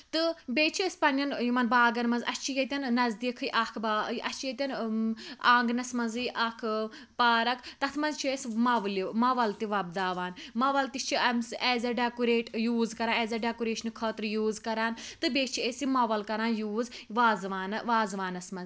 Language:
Kashmiri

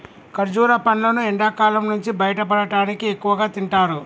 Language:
Telugu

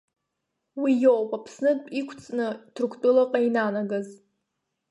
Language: Abkhazian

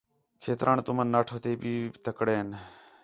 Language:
Khetrani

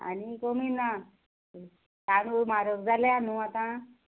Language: Konkani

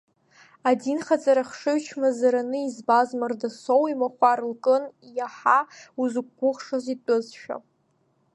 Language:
Abkhazian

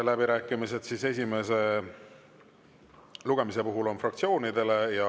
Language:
Estonian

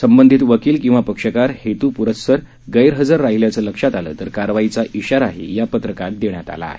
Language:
Marathi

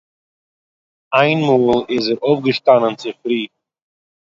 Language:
Yiddish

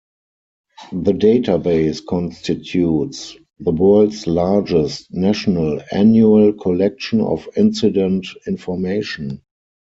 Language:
English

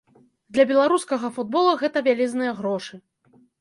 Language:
Belarusian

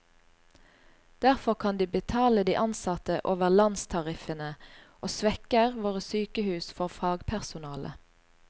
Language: Norwegian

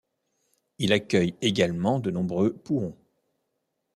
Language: French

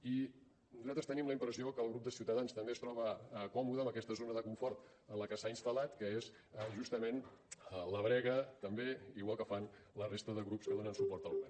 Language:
Catalan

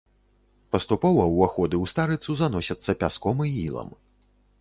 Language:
Belarusian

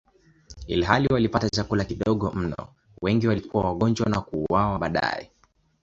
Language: Swahili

